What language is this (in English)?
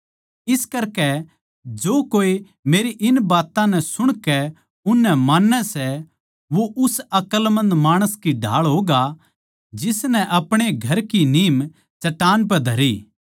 Haryanvi